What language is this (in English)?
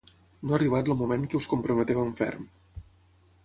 Catalan